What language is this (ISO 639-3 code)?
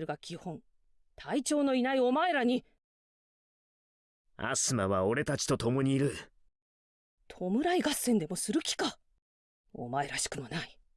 jpn